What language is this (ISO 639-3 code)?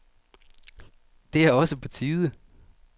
dan